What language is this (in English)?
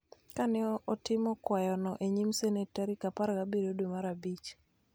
Luo (Kenya and Tanzania)